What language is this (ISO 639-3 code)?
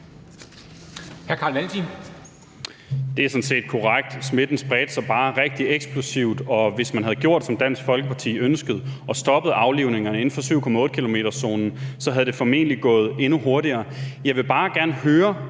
dan